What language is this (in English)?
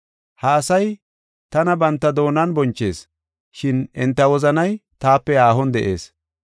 Gofa